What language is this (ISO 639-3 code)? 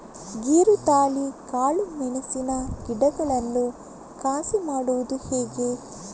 kan